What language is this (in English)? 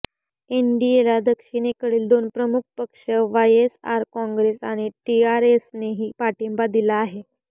Marathi